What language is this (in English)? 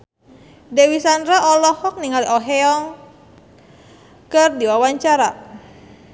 Sundanese